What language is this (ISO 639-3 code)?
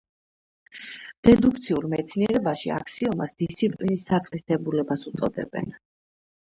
kat